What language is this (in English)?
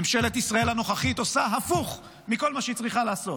Hebrew